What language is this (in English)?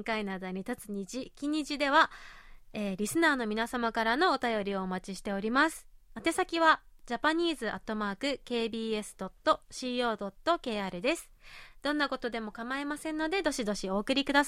Japanese